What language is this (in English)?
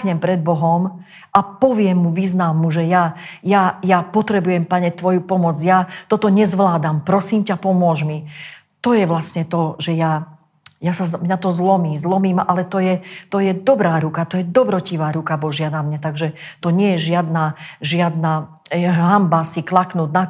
Slovak